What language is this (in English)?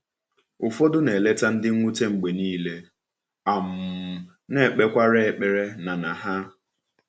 Igbo